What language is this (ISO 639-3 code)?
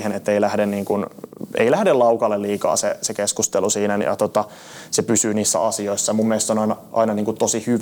fin